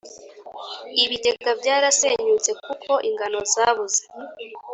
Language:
Kinyarwanda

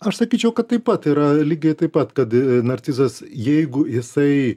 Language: Lithuanian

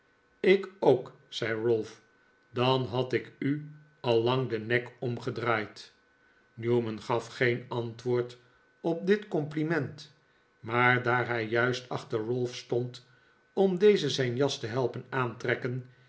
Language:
Dutch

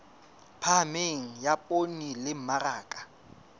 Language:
Southern Sotho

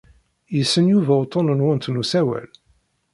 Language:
Kabyle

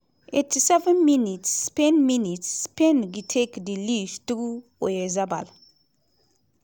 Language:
Nigerian Pidgin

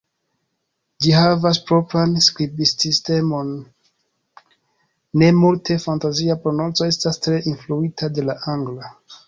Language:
Esperanto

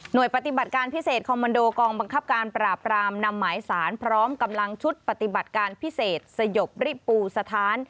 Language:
Thai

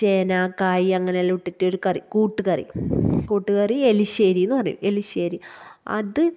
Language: Malayalam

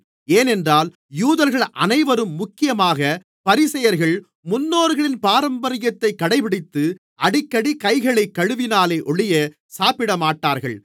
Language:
Tamil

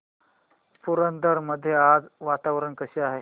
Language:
Marathi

